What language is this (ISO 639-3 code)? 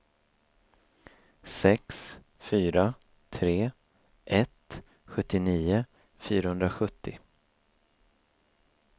swe